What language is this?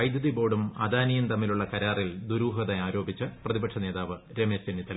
Malayalam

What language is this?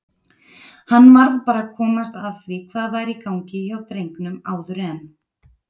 Icelandic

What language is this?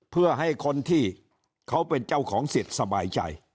Thai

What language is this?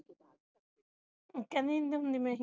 Punjabi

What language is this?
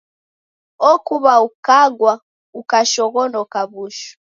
Taita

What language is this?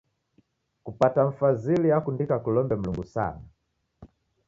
Taita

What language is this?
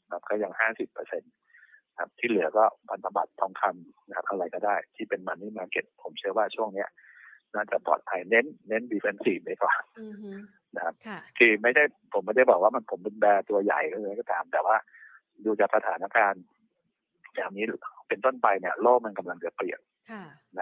Thai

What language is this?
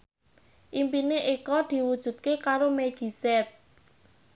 Javanese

